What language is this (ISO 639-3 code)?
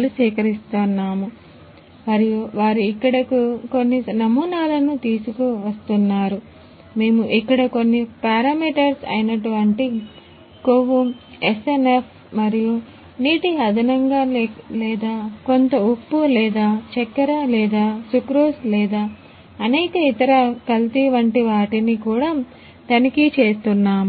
tel